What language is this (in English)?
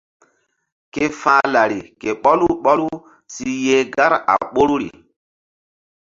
Mbum